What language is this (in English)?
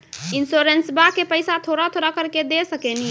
Maithili